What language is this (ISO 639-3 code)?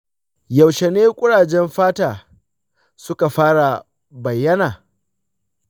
hau